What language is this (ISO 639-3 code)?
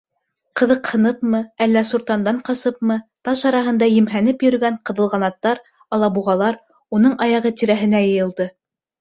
bak